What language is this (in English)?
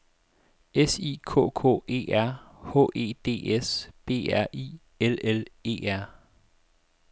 Danish